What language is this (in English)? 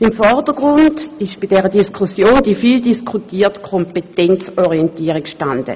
Swiss German